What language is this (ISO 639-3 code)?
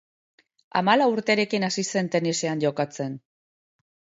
eus